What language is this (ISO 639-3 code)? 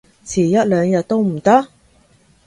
yue